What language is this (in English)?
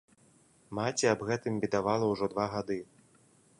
Belarusian